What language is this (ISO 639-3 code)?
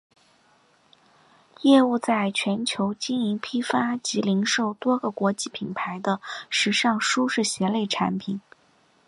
zho